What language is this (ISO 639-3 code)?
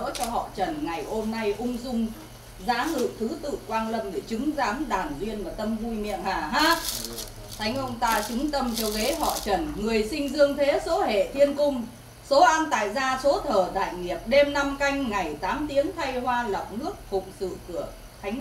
vie